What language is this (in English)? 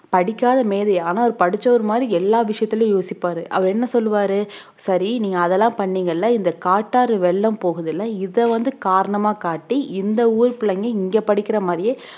Tamil